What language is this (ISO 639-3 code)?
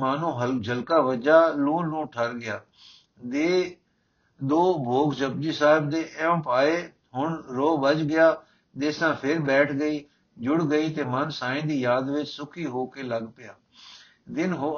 pan